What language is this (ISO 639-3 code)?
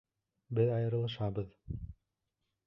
bak